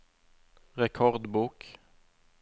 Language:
Norwegian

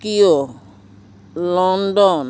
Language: Assamese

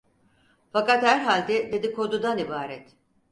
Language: Turkish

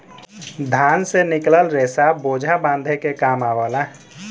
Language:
Bhojpuri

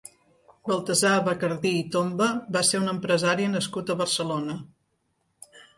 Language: Catalan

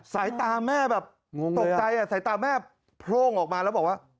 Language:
Thai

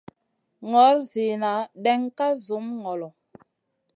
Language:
Masana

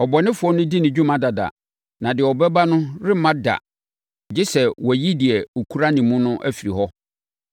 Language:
Akan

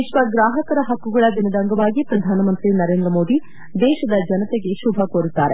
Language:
Kannada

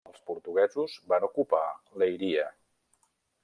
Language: Catalan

